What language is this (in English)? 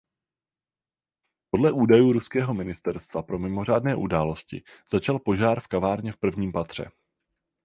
Czech